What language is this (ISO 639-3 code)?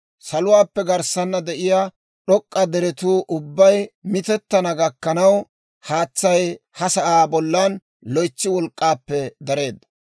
dwr